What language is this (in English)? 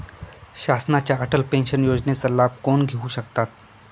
Marathi